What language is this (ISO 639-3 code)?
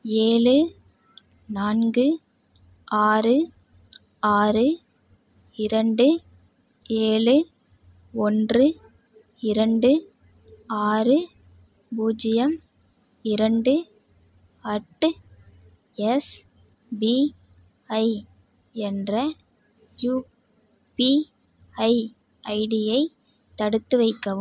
tam